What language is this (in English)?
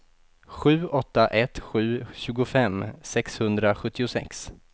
Swedish